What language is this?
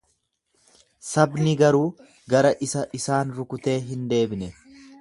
Oromo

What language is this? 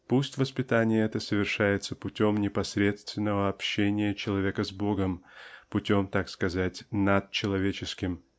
Russian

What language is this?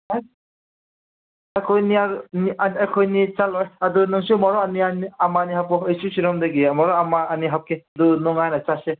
Manipuri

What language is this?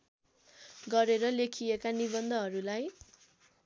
Nepali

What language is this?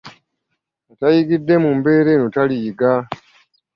Ganda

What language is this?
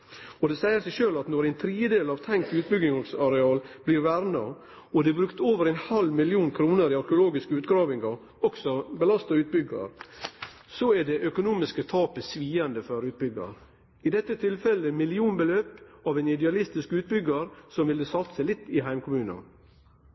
Norwegian Nynorsk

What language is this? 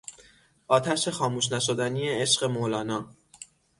Persian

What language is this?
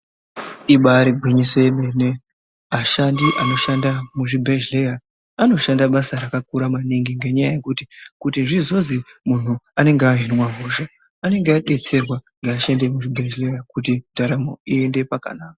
Ndau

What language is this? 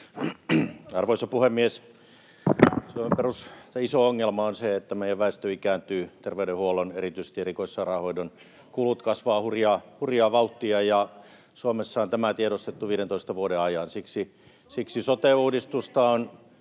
Finnish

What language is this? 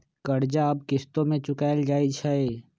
Magahi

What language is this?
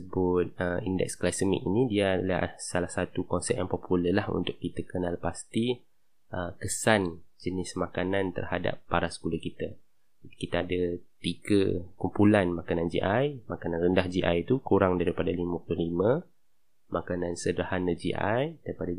Malay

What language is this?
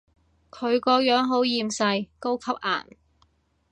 Cantonese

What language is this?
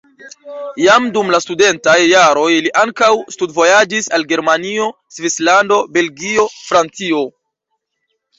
Esperanto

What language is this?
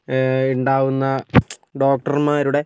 Malayalam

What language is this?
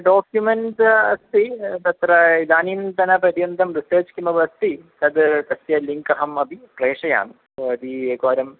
Sanskrit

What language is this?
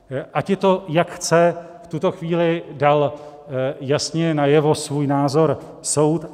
Czech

